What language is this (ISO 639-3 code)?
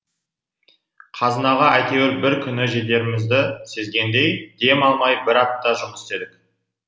kaz